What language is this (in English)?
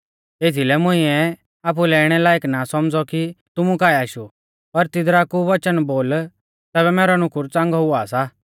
Mahasu Pahari